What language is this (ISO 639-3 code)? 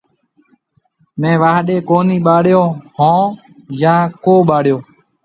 mve